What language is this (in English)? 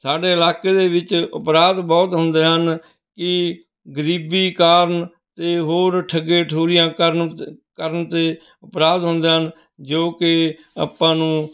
Punjabi